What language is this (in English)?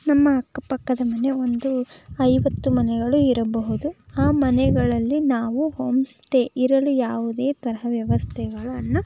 Kannada